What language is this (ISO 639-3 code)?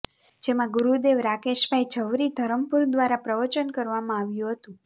guj